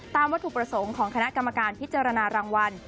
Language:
Thai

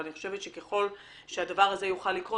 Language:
Hebrew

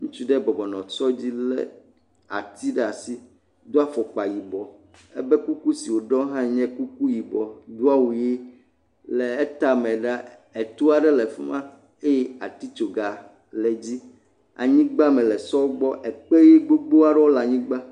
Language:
Ewe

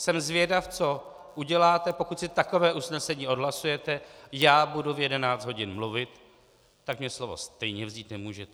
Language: Czech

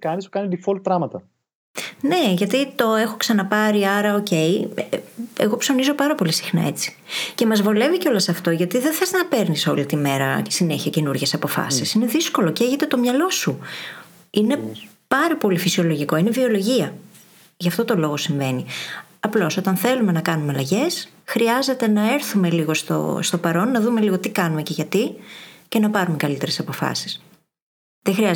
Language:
Greek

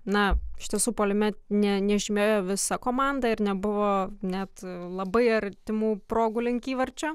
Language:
Lithuanian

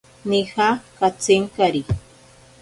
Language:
Ashéninka Perené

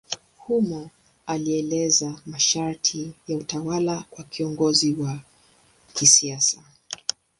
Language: Swahili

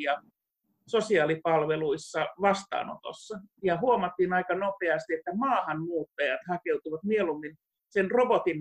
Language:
Finnish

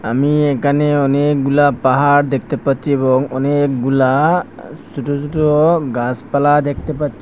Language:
Bangla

